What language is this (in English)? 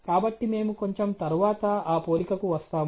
Telugu